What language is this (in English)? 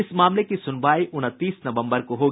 Hindi